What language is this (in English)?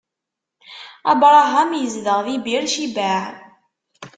Kabyle